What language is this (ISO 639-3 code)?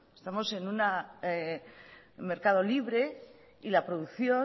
spa